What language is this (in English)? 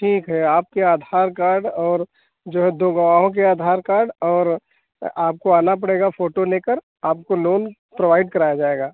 Hindi